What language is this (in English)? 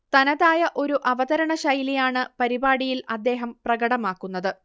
Malayalam